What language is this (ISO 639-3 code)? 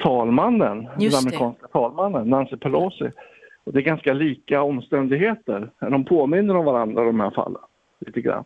swe